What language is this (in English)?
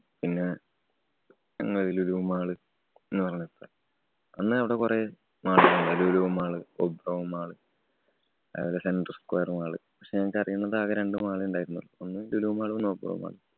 Malayalam